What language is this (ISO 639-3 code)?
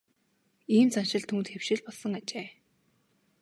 mon